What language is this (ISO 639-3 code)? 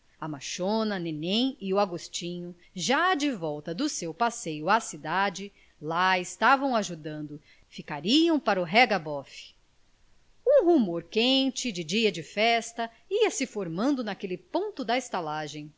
por